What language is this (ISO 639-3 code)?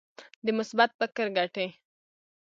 pus